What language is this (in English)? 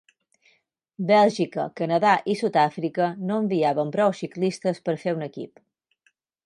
Catalan